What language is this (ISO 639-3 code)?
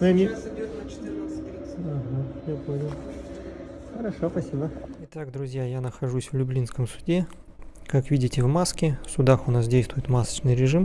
rus